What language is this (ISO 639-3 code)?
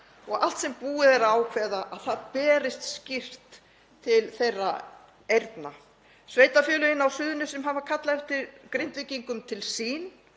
isl